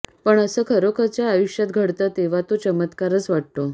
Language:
Marathi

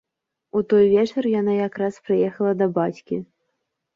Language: Belarusian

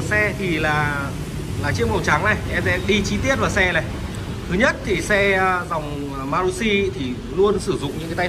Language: Vietnamese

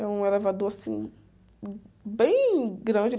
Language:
Portuguese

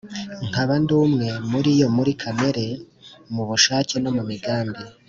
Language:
Kinyarwanda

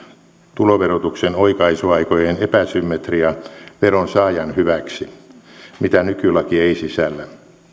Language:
Finnish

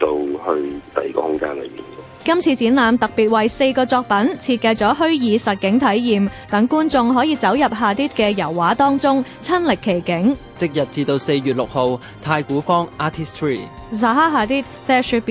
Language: Chinese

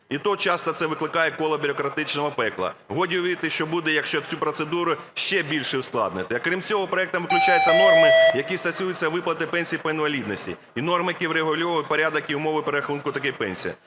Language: Ukrainian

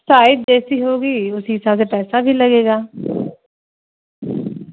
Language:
Urdu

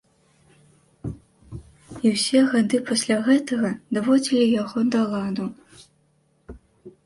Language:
Belarusian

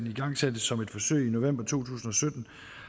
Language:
Danish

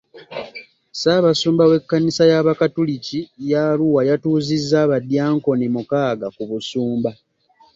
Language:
Ganda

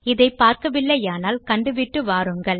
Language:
Tamil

